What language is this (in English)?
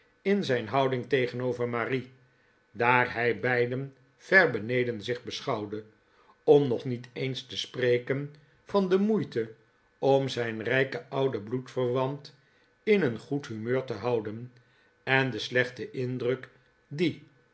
Dutch